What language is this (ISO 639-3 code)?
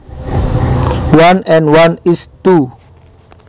jav